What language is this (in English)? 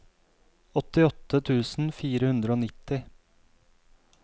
Norwegian